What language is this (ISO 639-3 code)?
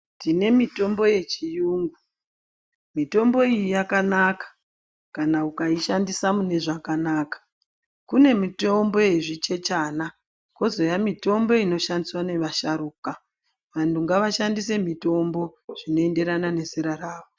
ndc